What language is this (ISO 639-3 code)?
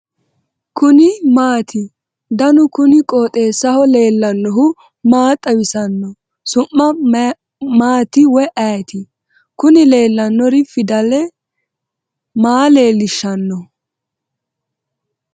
sid